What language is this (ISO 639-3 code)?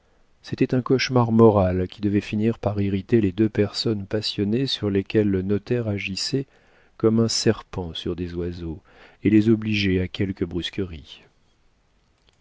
fra